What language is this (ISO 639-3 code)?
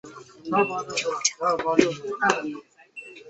zho